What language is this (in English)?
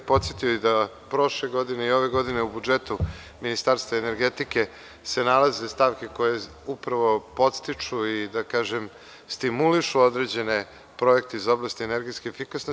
Serbian